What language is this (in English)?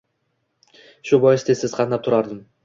Uzbek